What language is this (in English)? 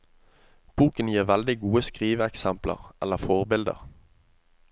Norwegian